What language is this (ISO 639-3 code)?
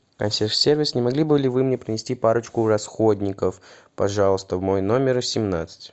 rus